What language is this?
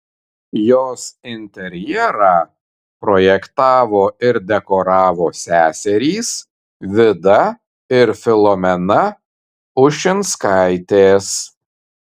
Lithuanian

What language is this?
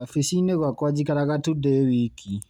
Kikuyu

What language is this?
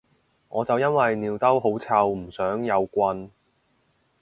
Cantonese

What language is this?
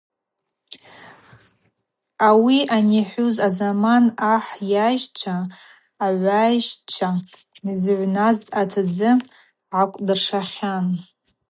Abaza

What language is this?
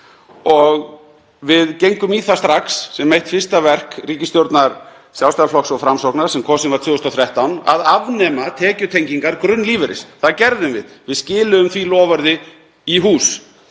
Icelandic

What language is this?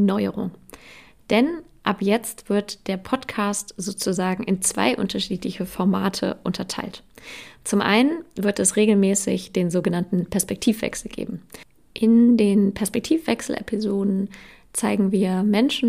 German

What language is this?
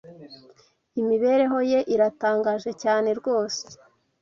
Kinyarwanda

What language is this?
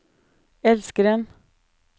Norwegian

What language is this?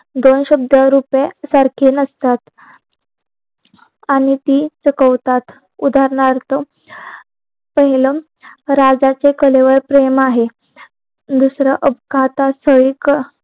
Marathi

